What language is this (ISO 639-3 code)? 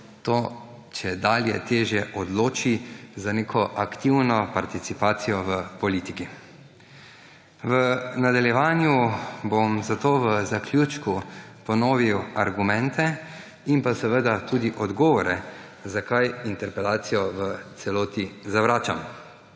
slv